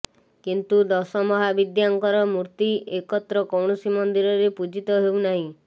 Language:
Odia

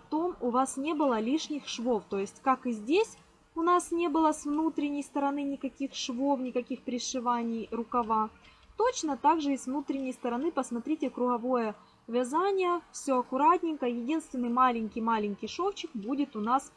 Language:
Russian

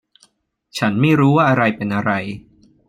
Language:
Thai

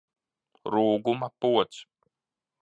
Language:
Latvian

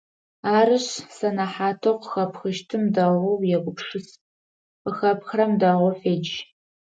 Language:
Adyghe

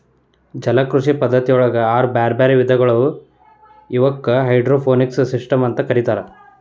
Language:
Kannada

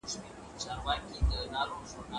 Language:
Pashto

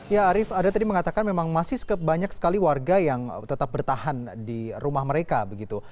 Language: Indonesian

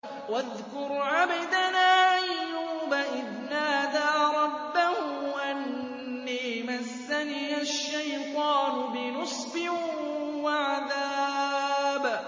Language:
Arabic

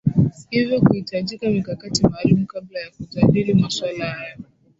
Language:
Swahili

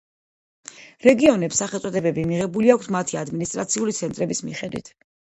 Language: Georgian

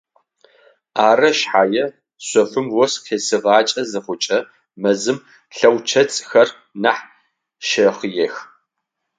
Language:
Adyghe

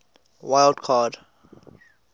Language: English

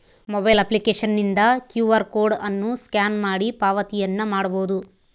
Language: Kannada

